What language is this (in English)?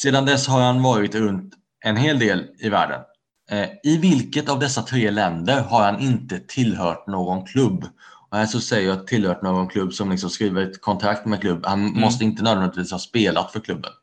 Swedish